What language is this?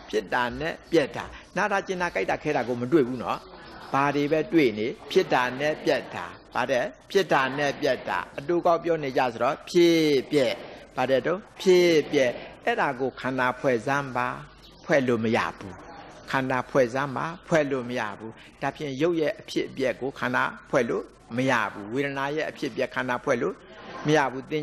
Thai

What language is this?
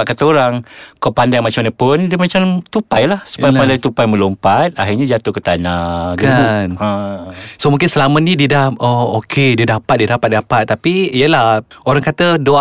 Malay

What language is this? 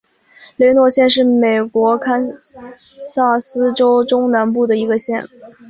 Chinese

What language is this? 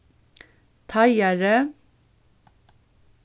Faroese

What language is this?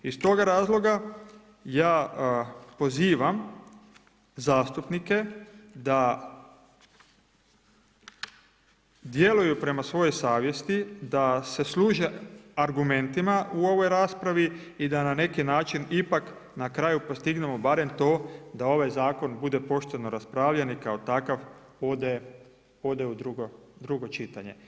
Croatian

